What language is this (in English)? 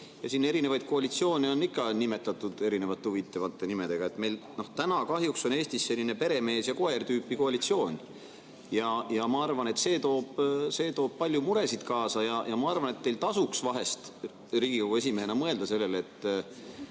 Estonian